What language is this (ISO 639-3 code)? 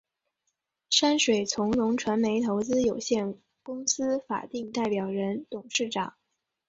zho